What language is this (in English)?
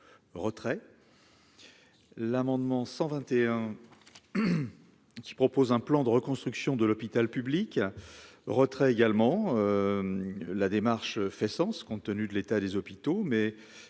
French